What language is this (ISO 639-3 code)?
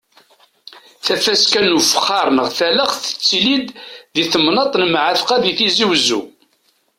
kab